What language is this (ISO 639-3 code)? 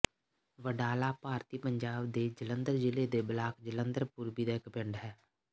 pan